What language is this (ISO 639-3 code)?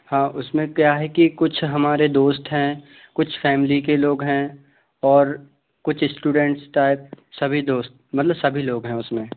hin